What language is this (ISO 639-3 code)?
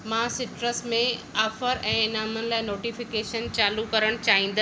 snd